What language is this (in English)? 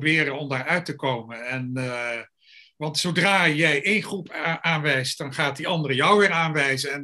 Dutch